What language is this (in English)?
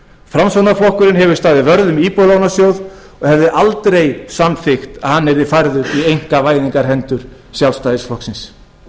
Icelandic